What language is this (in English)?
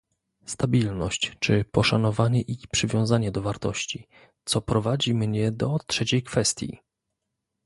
Polish